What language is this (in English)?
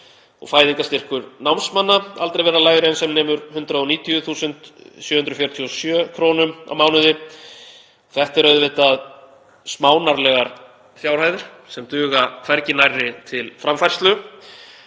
Icelandic